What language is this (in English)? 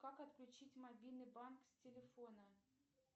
Russian